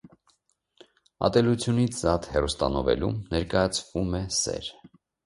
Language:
Armenian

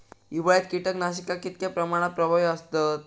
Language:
Marathi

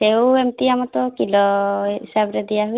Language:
Odia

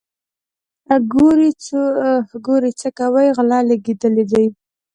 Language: Pashto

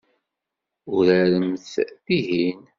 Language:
Kabyle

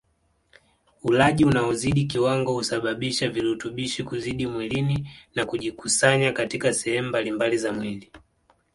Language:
Swahili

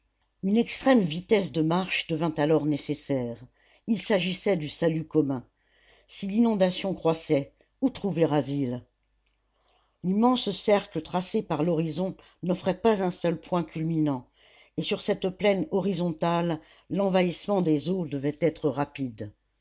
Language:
French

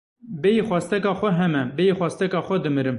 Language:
Kurdish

